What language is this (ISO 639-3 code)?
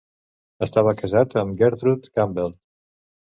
cat